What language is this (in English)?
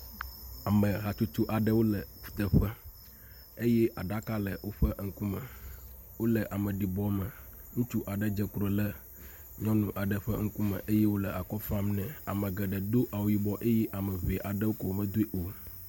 Ewe